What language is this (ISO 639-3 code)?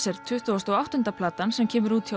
isl